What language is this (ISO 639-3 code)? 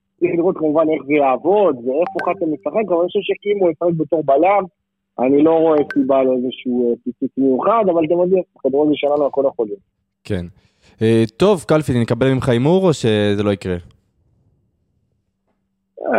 heb